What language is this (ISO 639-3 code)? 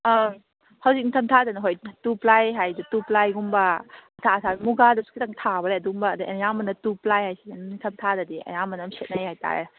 mni